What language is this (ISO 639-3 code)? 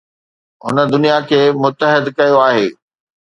snd